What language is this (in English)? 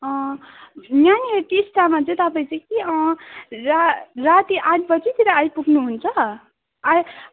Nepali